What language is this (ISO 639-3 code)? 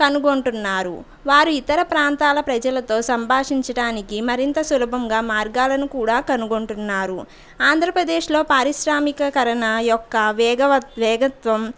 tel